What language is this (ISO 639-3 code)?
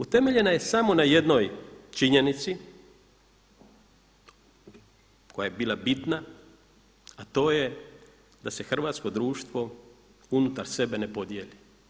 hrv